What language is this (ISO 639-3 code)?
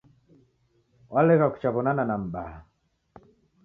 dav